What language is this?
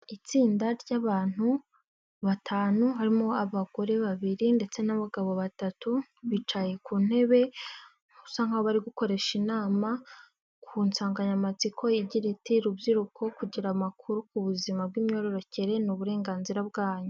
Kinyarwanda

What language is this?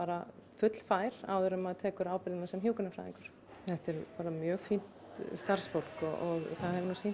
Icelandic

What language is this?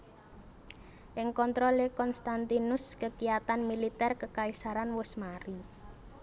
Javanese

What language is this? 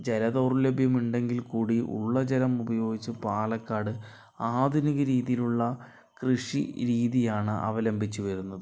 Malayalam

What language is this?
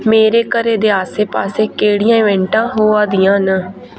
Dogri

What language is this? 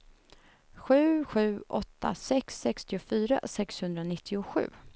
Swedish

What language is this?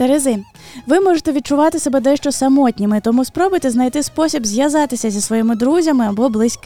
Ukrainian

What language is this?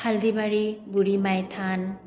Assamese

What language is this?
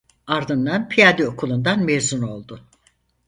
Turkish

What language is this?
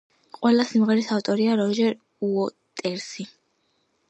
Georgian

